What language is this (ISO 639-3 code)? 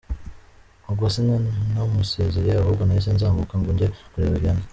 kin